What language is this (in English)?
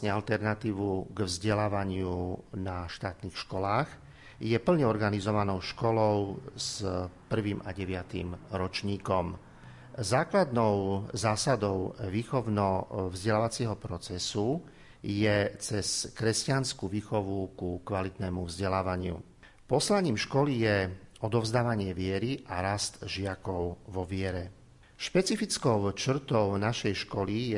Slovak